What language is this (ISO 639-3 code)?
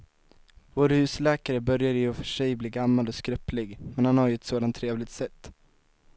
swe